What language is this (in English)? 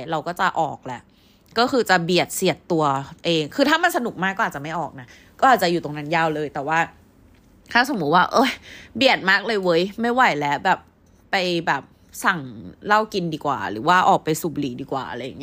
Thai